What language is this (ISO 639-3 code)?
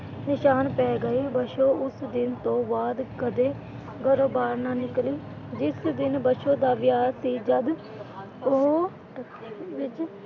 pan